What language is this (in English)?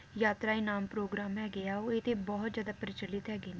Punjabi